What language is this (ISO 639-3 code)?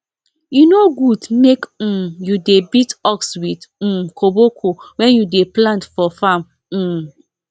pcm